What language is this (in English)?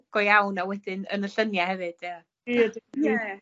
Welsh